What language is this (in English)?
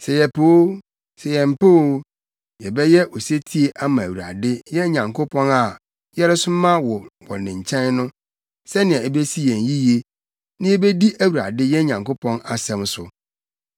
Akan